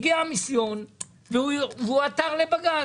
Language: Hebrew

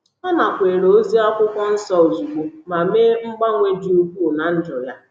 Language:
Igbo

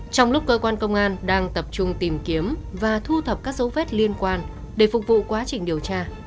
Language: Vietnamese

